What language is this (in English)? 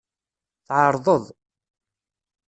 Kabyle